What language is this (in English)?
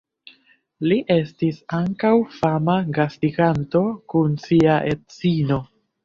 Esperanto